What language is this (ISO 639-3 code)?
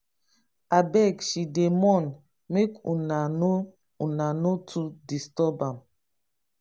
pcm